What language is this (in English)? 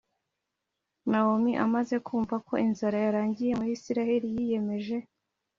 Kinyarwanda